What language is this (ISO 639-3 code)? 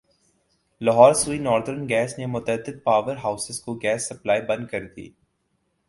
urd